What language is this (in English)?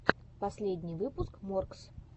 Russian